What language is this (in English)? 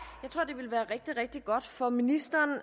Danish